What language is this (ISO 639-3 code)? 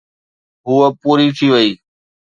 snd